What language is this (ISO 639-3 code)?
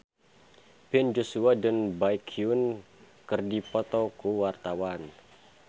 sun